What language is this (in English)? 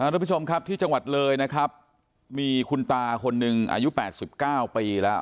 Thai